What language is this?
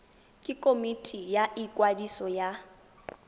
Tswana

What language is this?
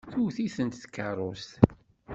Kabyle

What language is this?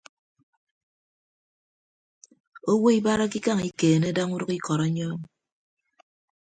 Ibibio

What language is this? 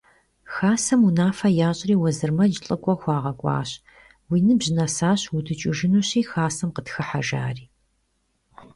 Kabardian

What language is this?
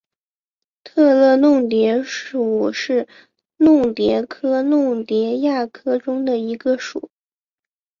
Chinese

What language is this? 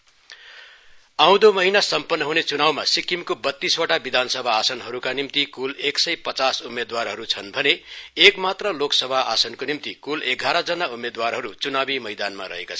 Nepali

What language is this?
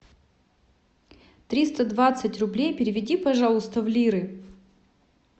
Russian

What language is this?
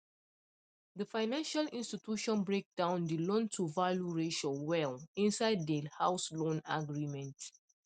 Nigerian Pidgin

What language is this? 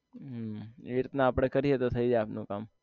Gujarati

